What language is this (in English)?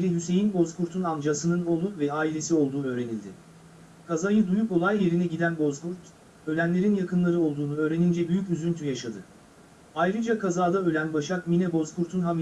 Turkish